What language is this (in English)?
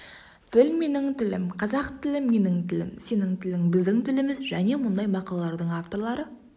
Kazakh